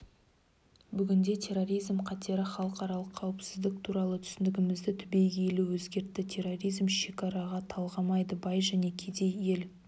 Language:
Kazakh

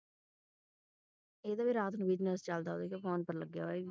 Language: Punjabi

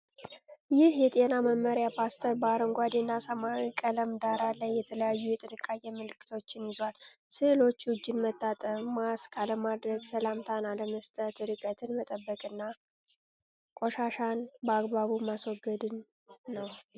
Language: Amharic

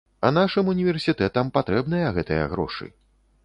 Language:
Belarusian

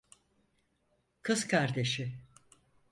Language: Turkish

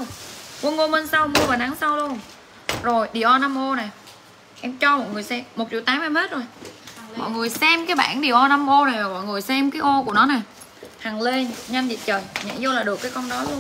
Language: Vietnamese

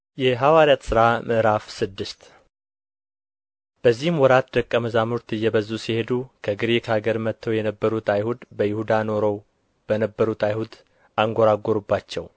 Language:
Amharic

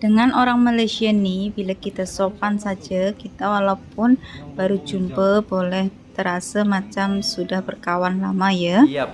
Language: Indonesian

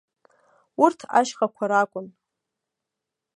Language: Abkhazian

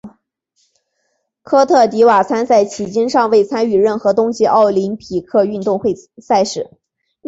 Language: Chinese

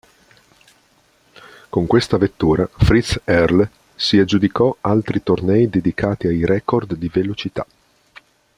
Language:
Italian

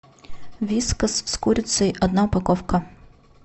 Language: Russian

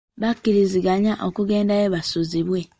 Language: Ganda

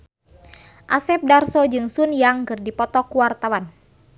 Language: Sundanese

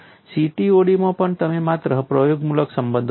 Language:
Gujarati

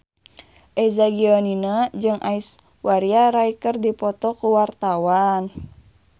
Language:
Sundanese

